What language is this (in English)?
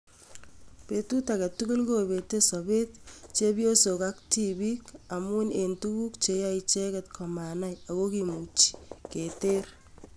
Kalenjin